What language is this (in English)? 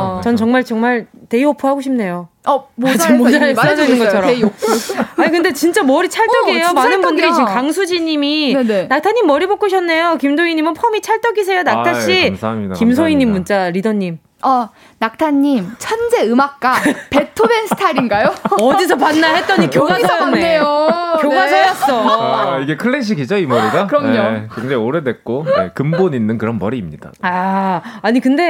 Korean